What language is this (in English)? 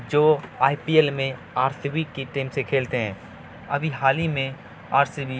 Urdu